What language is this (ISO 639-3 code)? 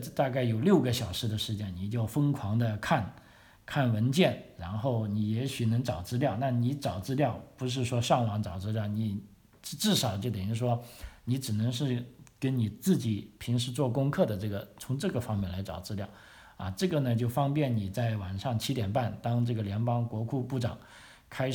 zho